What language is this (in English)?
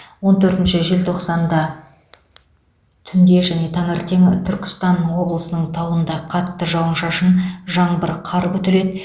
Kazakh